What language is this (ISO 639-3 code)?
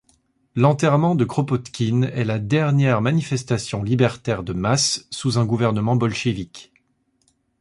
fra